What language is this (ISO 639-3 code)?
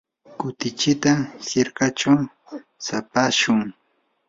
qur